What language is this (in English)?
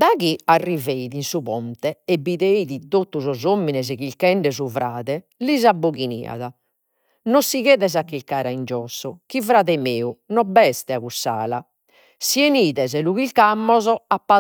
Sardinian